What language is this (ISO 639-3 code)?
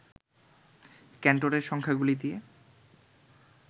ben